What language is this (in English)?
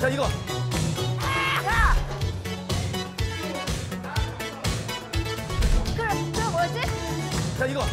Korean